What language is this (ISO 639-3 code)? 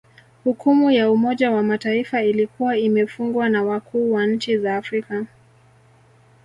swa